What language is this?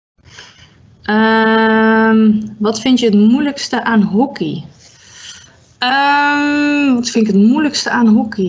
Dutch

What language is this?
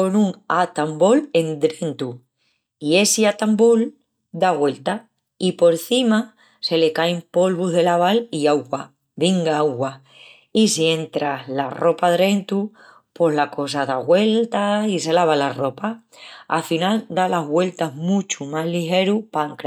Extremaduran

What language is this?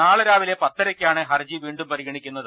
Malayalam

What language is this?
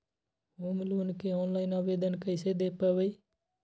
Magahi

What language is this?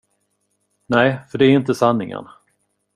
Swedish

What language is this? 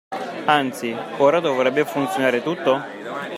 Italian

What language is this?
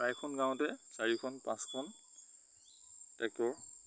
Assamese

